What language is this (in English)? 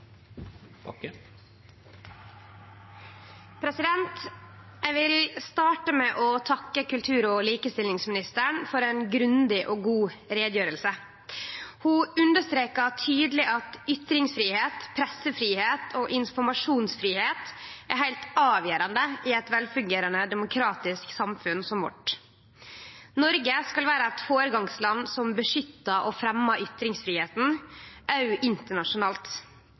Norwegian